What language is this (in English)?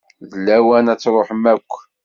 Kabyle